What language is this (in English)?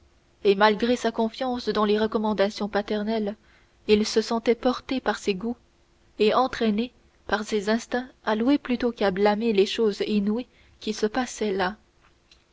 French